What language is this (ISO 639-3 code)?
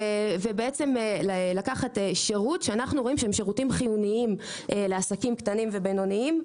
heb